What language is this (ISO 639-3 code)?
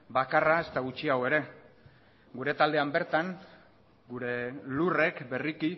eus